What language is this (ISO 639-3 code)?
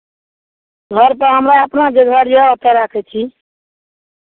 mai